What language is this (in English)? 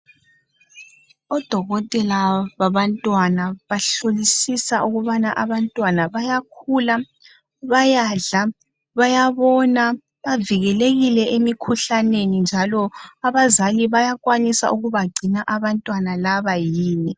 North Ndebele